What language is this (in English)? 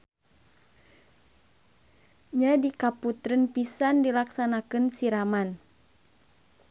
Sundanese